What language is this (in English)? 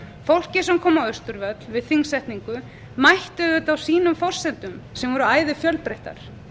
Icelandic